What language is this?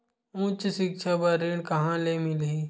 Chhattisgarhi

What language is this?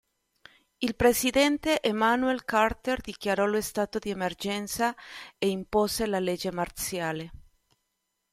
Italian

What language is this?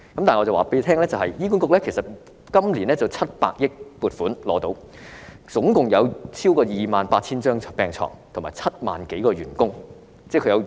Cantonese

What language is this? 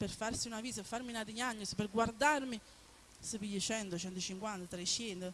Italian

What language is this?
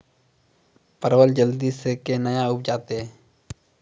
Maithili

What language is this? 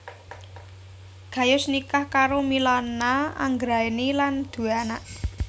Javanese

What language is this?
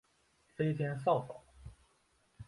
Chinese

